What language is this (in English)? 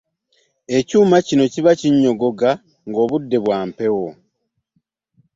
Ganda